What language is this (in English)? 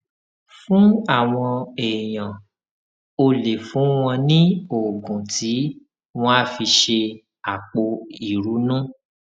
Yoruba